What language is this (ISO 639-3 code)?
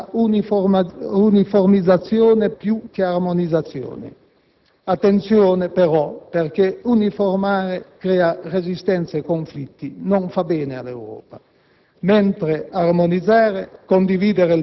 ita